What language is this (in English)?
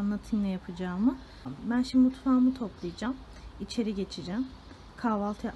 Turkish